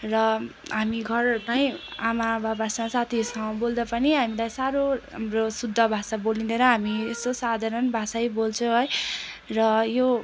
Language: Nepali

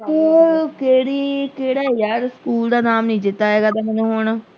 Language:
Punjabi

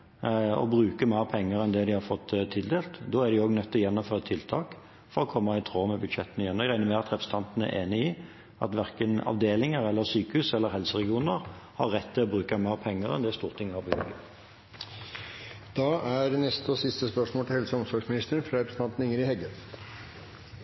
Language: Norwegian Bokmål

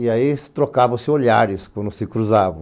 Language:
Portuguese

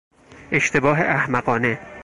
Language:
Persian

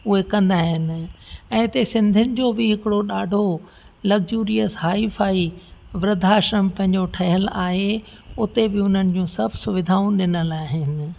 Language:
Sindhi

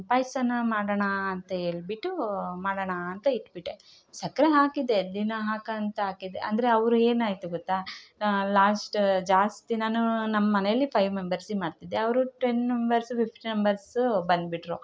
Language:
Kannada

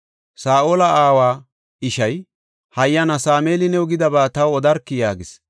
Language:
Gofa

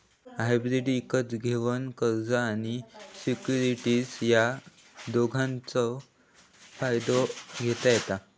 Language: Marathi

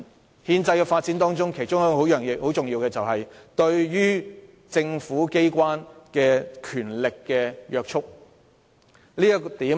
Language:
Cantonese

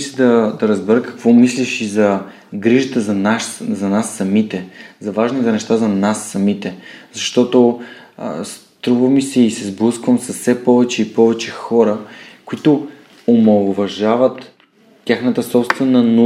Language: Bulgarian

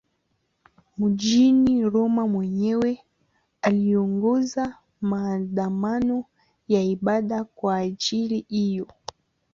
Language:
Swahili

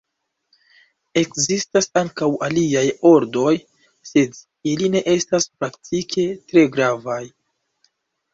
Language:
Esperanto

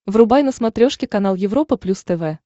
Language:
Russian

